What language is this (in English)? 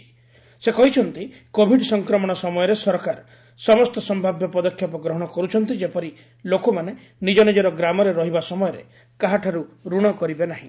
Odia